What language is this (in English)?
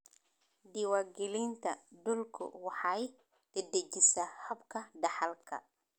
Somali